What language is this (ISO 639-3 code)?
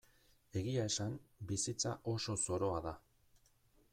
eus